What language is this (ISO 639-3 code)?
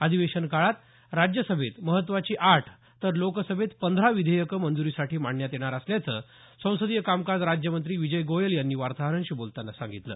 mar